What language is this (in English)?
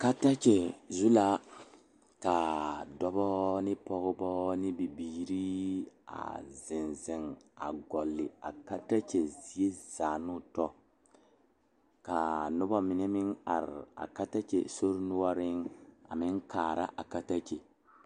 Southern Dagaare